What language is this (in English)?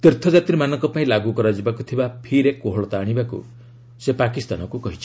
Odia